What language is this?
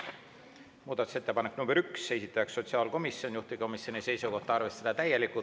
Estonian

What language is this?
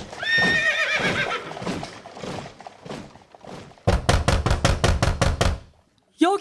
Korean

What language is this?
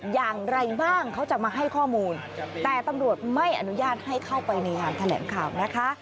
Thai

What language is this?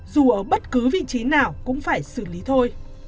Vietnamese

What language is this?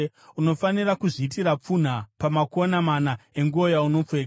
Shona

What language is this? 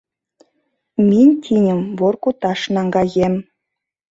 Mari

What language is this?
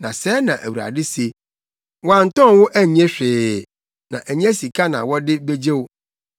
Akan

